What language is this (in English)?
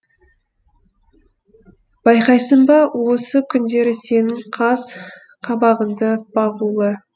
Kazakh